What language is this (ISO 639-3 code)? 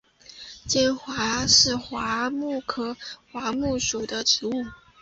zho